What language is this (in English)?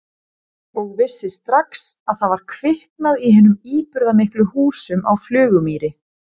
Icelandic